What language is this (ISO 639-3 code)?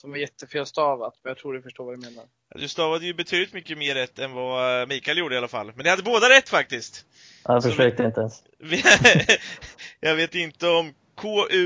swe